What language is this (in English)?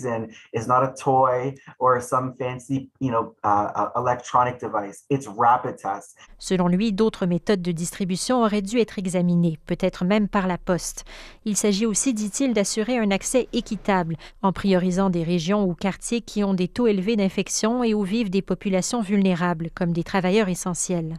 French